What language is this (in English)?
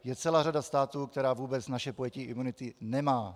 Czech